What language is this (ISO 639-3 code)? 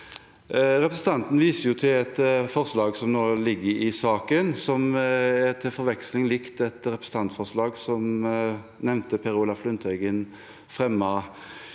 nor